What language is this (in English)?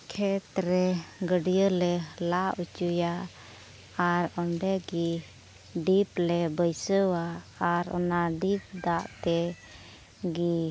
Santali